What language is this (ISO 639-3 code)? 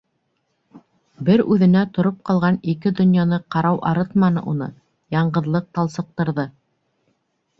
bak